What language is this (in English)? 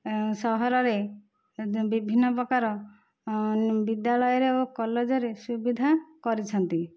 Odia